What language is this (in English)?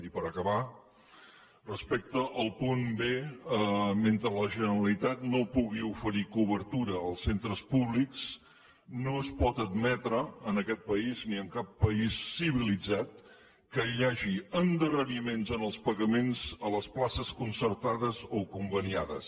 Catalan